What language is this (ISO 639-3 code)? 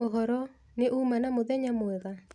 kik